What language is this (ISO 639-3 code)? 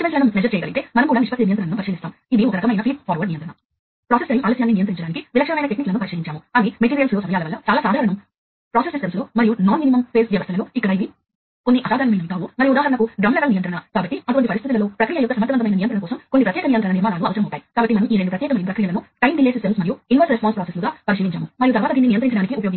tel